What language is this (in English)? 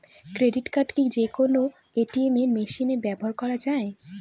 Bangla